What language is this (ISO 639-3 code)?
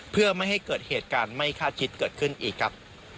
tha